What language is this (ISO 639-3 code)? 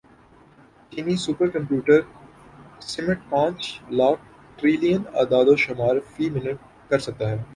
urd